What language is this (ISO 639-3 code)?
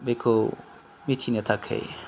brx